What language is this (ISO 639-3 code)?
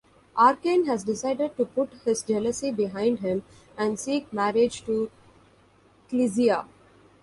eng